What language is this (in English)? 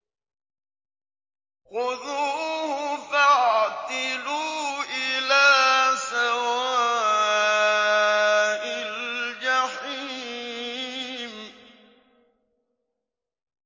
Arabic